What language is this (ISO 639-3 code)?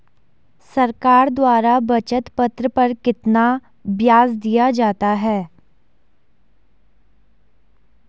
hin